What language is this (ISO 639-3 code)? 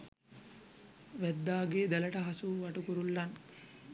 sin